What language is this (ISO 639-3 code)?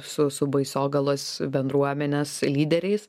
lit